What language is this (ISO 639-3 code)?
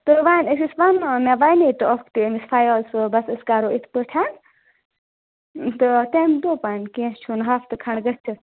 kas